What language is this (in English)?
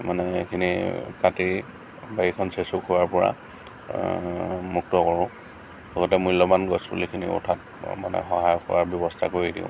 Assamese